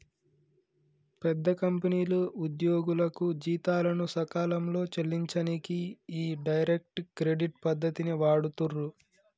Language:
Telugu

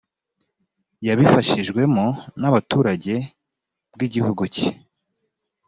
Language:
Kinyarwanda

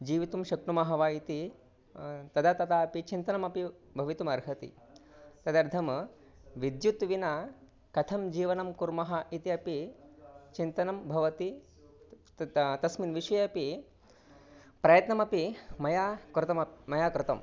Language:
Sanskrit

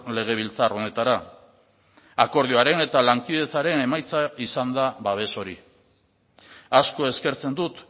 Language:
Basque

